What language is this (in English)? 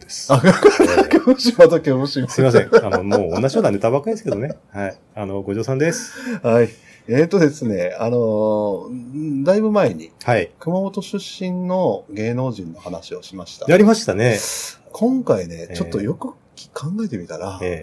Japanese